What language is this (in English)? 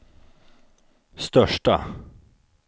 Swedish